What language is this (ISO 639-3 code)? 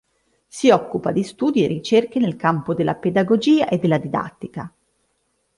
ita